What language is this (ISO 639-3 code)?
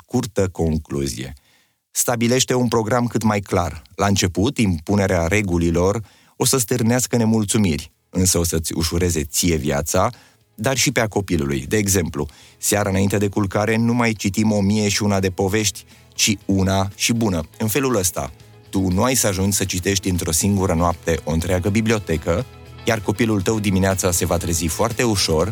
ron